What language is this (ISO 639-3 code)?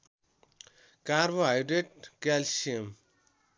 nep